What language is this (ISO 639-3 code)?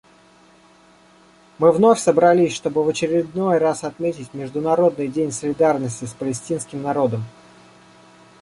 rus